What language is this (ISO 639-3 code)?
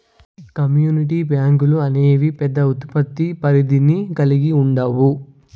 tel